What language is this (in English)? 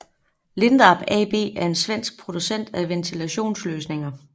Danish